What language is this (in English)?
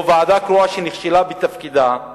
Hebrew